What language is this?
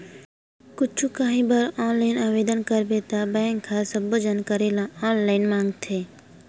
Chhattisgarhi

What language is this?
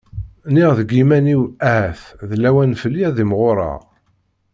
Kabyle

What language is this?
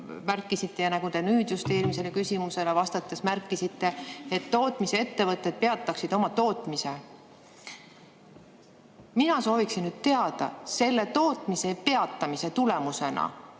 Estonian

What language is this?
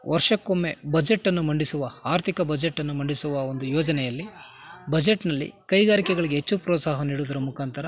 Kannada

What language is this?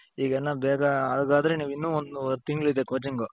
Kannada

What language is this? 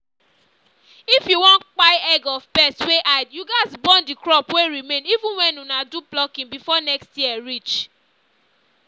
Nigerian Pidgin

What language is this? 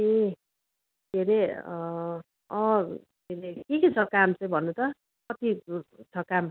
Nepali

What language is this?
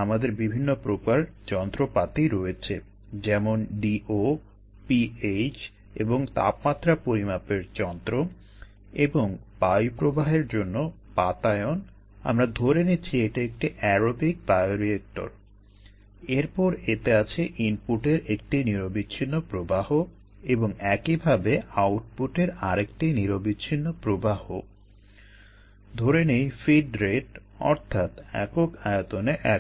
Bangla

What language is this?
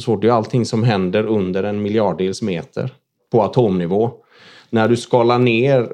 Swedish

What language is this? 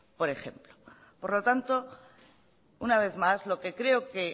Spanish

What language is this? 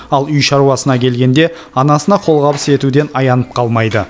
Kazakh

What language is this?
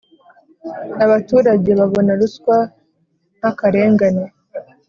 Kinyarwanda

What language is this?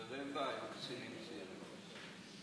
Hebrew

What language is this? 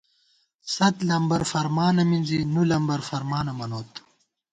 Gawar-Bati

